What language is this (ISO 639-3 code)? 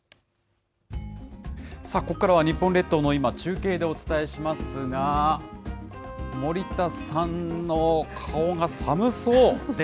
jpn